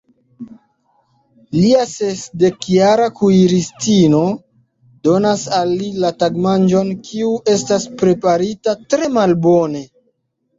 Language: Esperanto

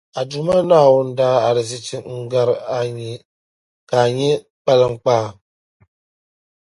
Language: Dagbani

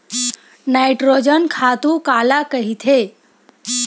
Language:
Chhattisgarhi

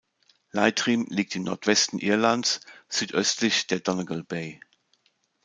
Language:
German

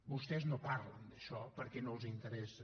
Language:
Catalan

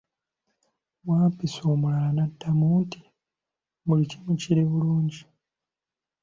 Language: Ganda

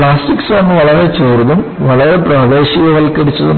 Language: Malayalam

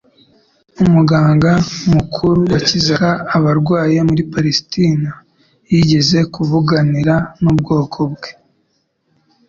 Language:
Kinyarwanda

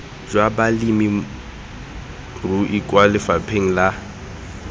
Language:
Tswana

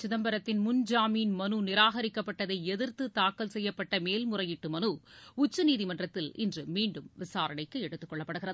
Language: Tamil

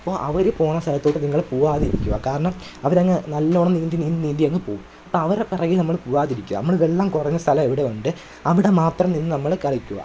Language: Malayalam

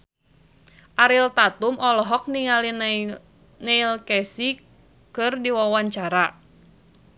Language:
Sundanese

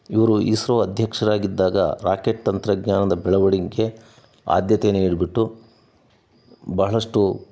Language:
Kannada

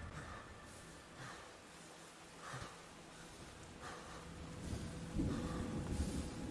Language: Portuguese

